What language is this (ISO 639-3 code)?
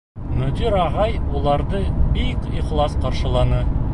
bak